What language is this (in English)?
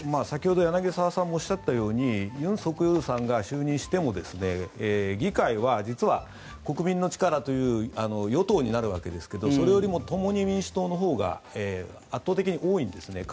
Japanese